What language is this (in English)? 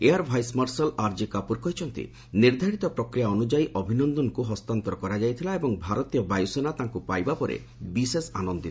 Odia